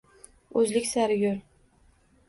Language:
Uzbek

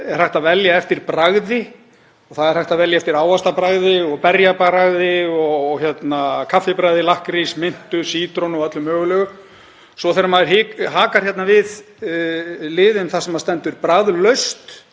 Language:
Icelandic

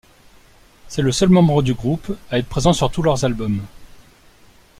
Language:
French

